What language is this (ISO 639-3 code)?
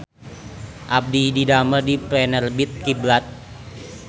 sun